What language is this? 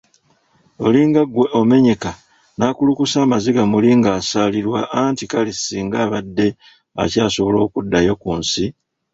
Ganda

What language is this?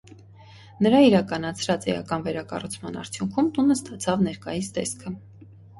Armenian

